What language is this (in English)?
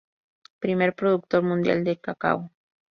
Spanish